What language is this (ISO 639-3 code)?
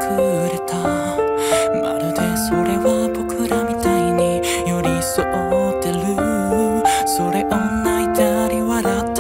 jpn